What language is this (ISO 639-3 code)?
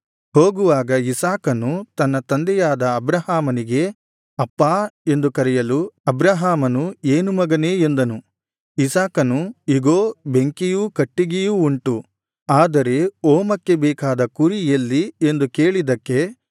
kan